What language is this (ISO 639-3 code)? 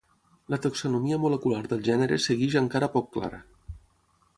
cat